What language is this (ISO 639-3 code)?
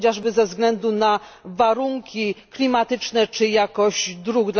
pol